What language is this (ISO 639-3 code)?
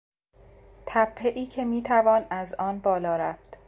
fas